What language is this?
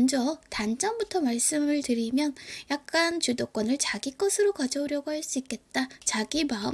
Korean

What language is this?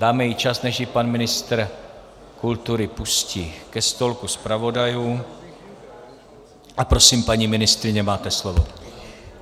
Czech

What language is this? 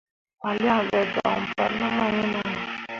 Mundang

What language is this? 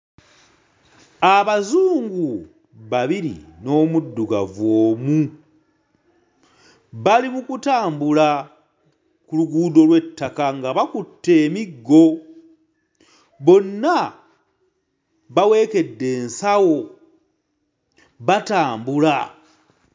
Ganda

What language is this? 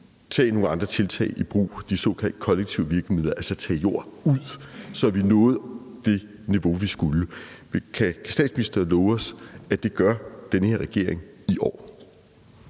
Danish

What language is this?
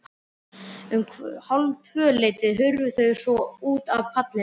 Icelandic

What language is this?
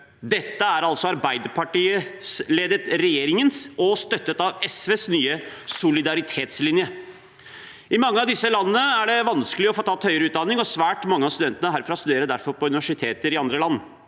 Norwegian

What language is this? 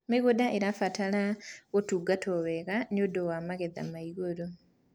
Kikuyu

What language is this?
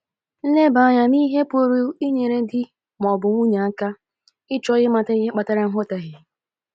Igbo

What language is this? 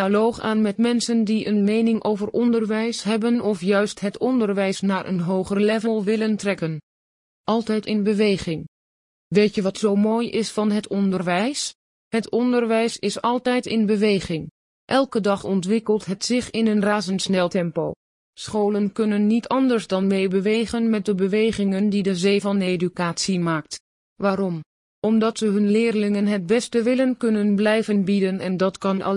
Dutch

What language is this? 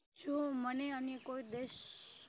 Gujarati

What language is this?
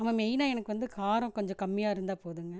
Tamil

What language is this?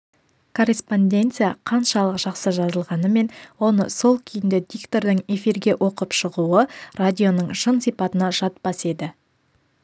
Kazakh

